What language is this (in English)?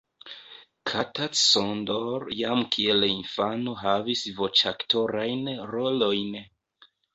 Esperanto